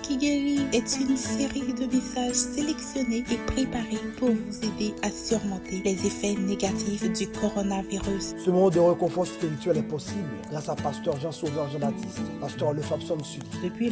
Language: French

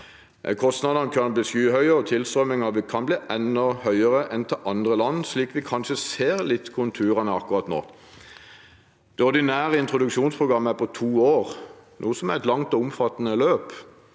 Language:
Norwegian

